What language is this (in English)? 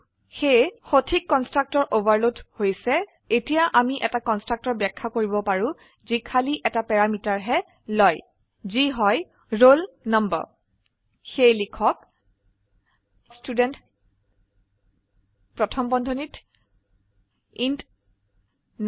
Assamese